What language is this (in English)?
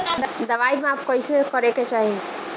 Bhojpuri